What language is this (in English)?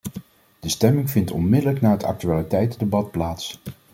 Dutch